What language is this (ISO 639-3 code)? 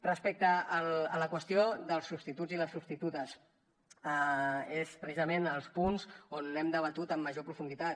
cat